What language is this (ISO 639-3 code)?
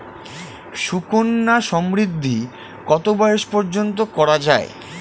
ben